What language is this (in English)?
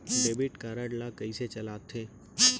Chhattisgarhi